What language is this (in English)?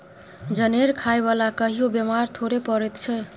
Maithili